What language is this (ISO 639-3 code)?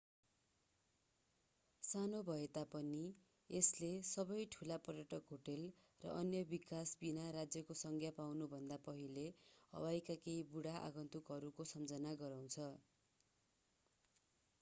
nep